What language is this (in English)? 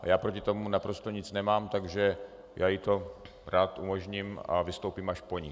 Czech